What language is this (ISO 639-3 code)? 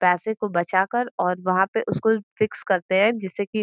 hin